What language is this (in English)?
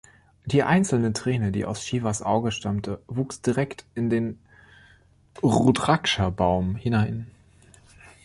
German